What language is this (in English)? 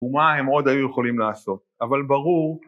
Hebrew